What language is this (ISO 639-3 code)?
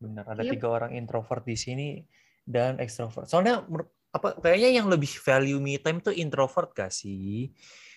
ind